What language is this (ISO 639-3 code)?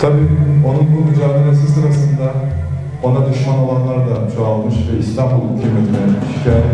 tur